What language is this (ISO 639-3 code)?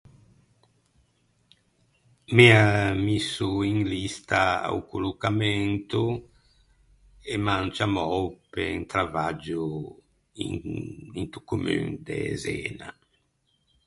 lij